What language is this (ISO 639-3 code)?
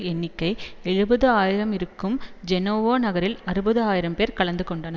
tam